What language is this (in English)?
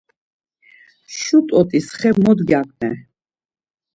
Laz